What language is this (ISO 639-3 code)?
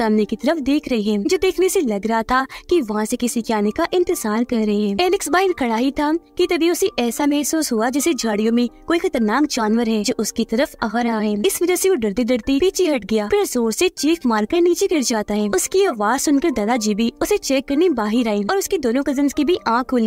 hin